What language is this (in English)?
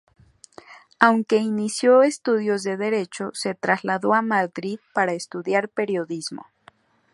Spanish